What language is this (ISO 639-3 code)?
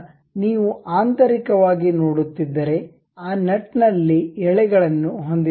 kan